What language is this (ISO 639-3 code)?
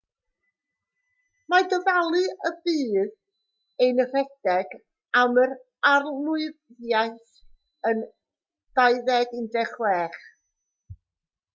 cym